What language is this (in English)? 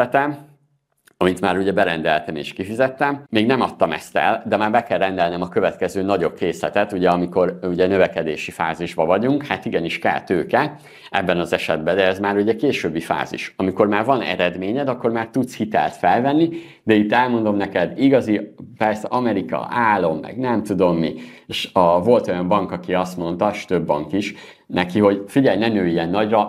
Hungarian